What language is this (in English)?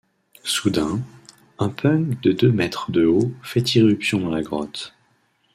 French